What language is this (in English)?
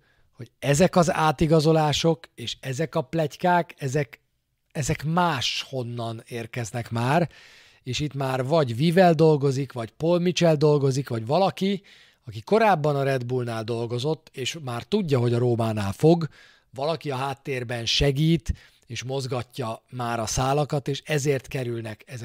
Hungarian